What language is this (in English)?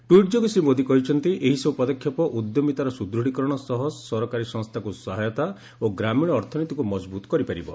Odia